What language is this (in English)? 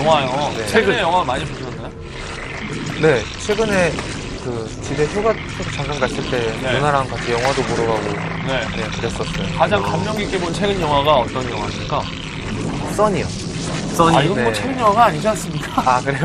Korean